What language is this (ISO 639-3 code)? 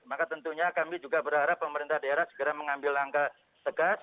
ind